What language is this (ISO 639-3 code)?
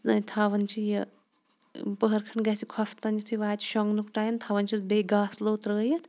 kas